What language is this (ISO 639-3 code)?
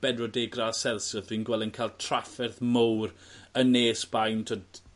cym